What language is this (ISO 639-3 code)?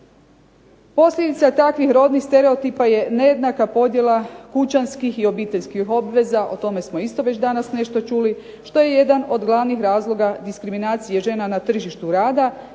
hrv